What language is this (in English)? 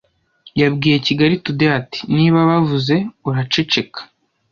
Kinyarwanda